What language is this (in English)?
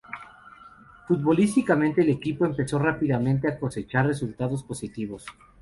Spanish